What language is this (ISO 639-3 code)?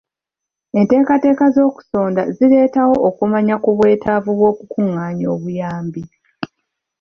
lug